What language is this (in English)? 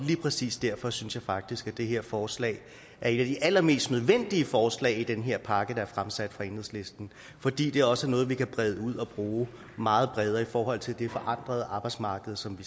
Danish